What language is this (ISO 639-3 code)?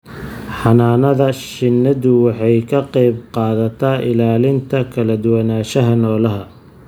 som